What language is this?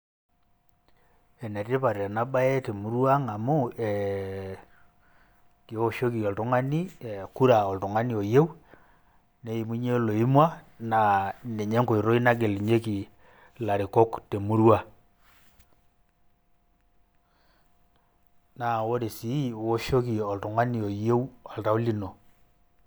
Masai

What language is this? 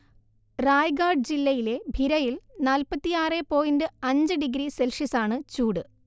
Malayalam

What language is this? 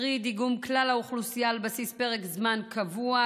Hebrew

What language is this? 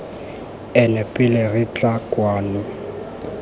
Tswana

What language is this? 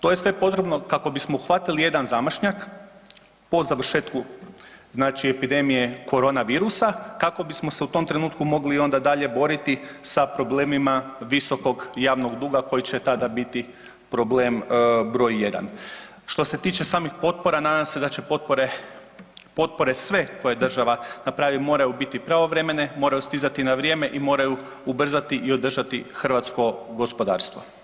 Croatian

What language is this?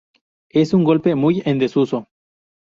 Spanish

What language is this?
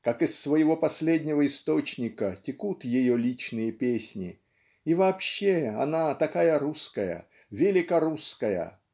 Russian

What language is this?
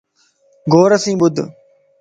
Lasi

